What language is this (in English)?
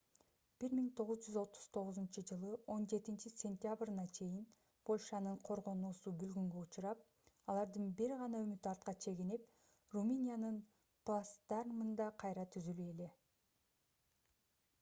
Kyrgyz